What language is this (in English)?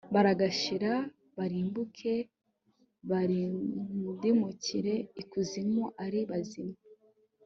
Kinyarwanda